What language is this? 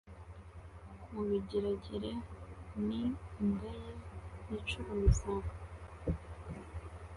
Kinyarwanda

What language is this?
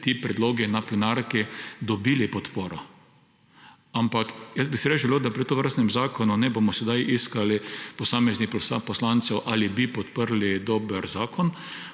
Slovenian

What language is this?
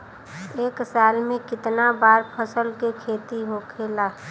Bhojpuri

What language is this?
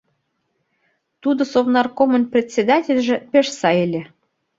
Mari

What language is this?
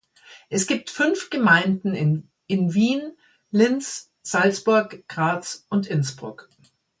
German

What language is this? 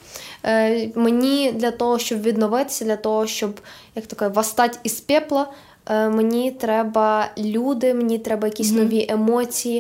Ukrainian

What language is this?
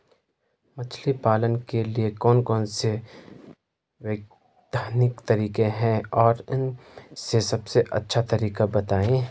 Hindi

